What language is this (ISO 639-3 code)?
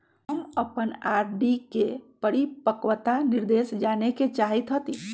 mag